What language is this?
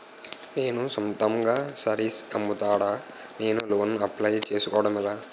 Telugu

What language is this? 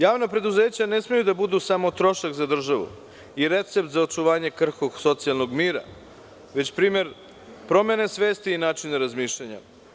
Serbian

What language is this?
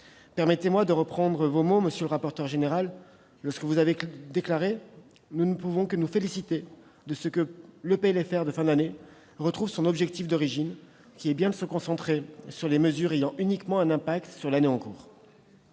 French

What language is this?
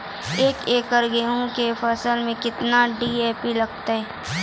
Maithili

